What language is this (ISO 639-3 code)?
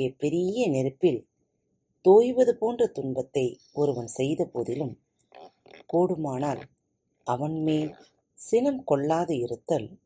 tam